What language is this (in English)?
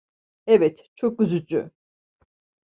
Turkish